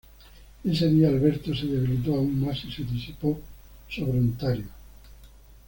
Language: Spanish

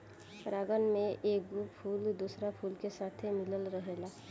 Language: Bhojpuri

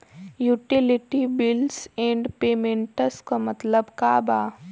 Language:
Bhojpuri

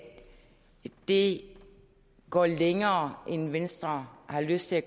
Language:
Danish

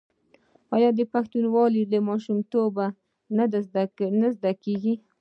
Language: Pashto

